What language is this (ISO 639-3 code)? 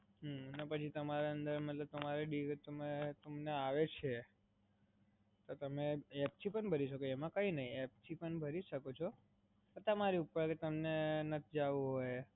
guj